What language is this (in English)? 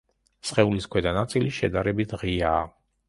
Georgian